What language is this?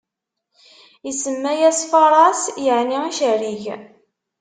Kabyle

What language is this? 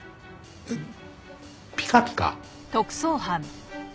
Japanese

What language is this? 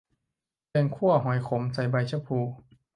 Thai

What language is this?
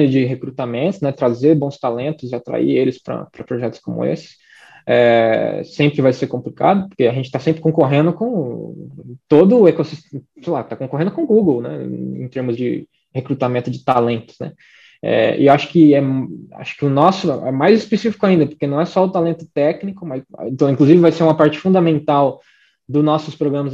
Portuguese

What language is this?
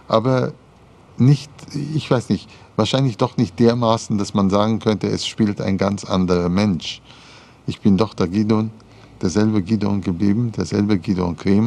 German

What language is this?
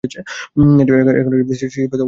Bangla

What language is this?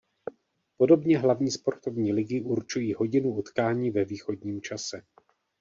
Czech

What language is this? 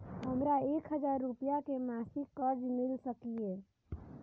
Maithili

